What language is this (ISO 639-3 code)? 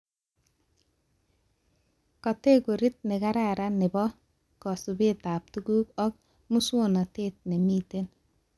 kln